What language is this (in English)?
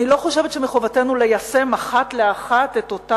Hebrew